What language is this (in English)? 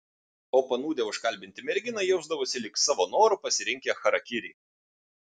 Lithuanian